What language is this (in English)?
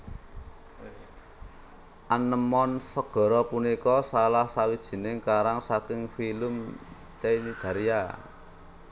Javanese